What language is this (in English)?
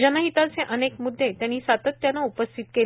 Marathi